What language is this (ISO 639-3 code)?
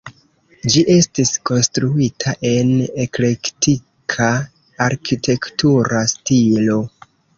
epo